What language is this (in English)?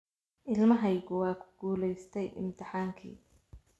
Somali